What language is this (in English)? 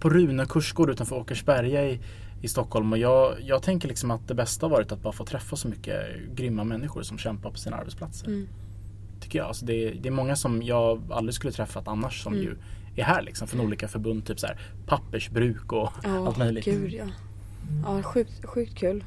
Swedish